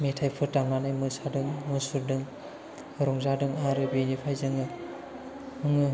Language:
Bodo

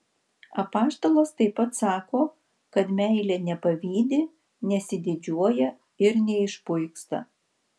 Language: Lithuanian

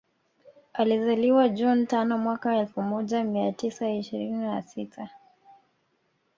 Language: Swahili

